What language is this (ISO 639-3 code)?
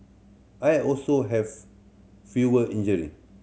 eng